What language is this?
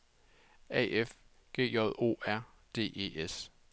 Danish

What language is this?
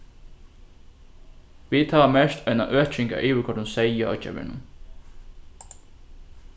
Faroese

